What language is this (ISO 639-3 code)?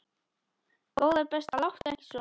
isl